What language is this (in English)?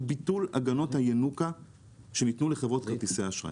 Hebrew